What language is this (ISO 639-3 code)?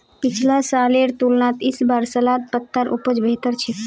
mag